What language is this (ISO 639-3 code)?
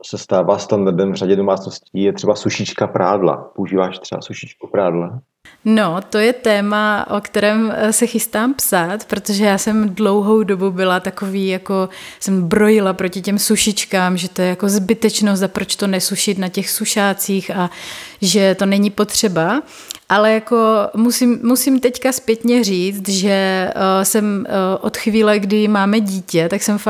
ces